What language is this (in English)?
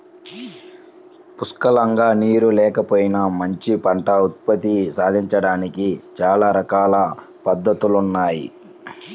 Telugu